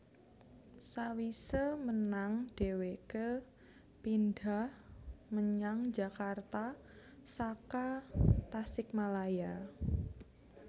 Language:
Javanese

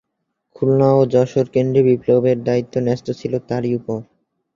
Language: Bangla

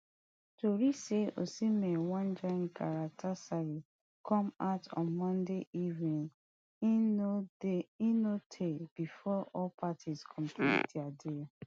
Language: Nigerian Pidgin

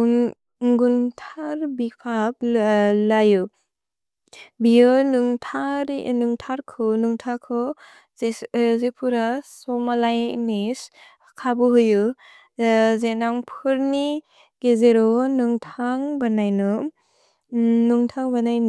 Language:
Bodo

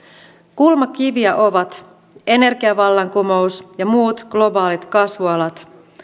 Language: Finnish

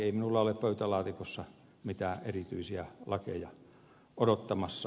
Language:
Finnish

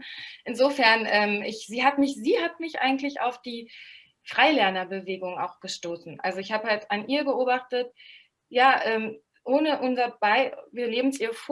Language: German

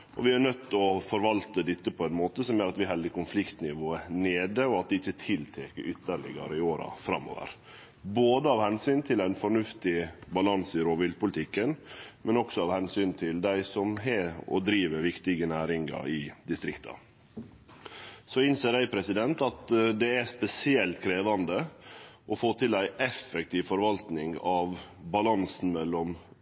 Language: Norwegian Nynorsk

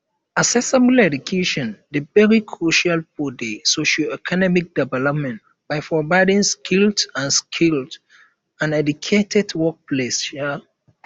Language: Nigerian Pidgin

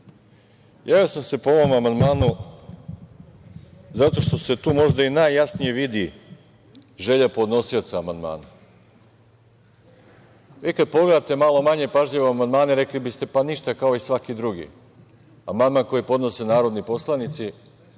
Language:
Serbian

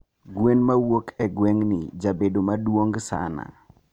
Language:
Luo (Kenya and Tanzania)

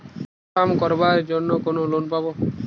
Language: Bangla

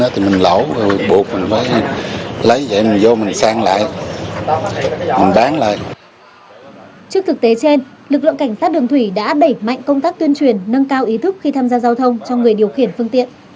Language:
Vietnamese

